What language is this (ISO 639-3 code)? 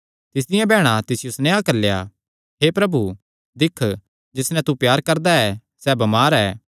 xnr